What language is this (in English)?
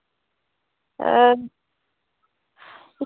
Dogri